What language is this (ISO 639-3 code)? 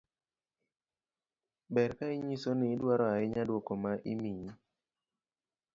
luo